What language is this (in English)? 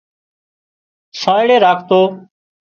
Wadiyara Koli